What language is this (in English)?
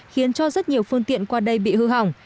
Vietnamese